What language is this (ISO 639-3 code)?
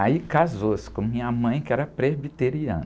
por